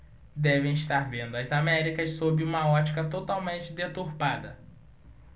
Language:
Portuguese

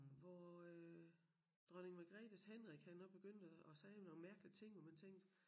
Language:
Danish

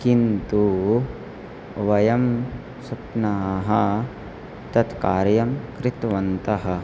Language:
Sanskrit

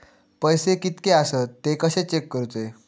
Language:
Marathi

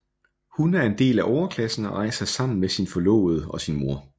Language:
Danish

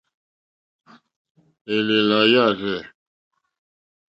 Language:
Mokpwe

